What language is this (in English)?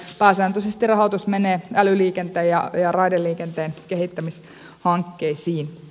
Finnish